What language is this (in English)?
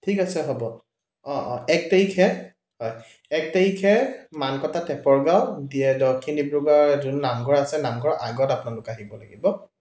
Assamese